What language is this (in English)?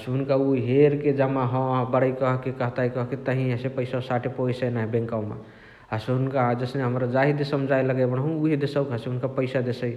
Chitwania Tharu